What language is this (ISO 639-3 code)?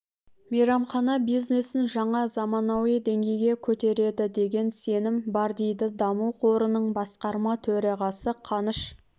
kaz